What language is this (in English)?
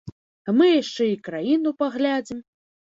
Belarusian